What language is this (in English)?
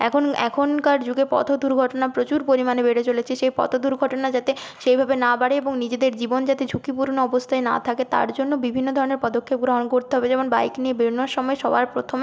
Bangla